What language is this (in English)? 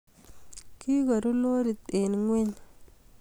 Kalenjin